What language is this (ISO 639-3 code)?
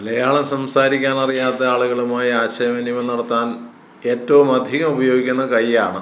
mal